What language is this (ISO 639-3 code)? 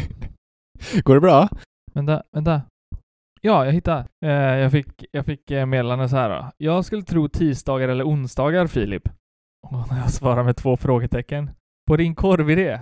swe